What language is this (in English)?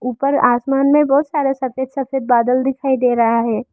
Hindi